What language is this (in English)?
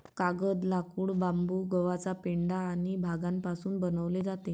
Marathi